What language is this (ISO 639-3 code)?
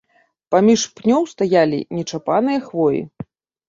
bel